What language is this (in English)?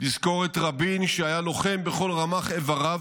Hebrew